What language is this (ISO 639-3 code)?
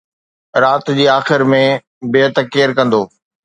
snd